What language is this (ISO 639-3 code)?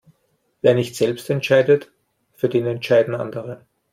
deu